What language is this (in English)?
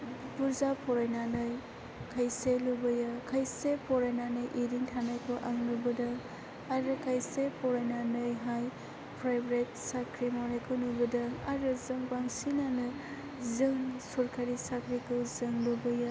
Bodo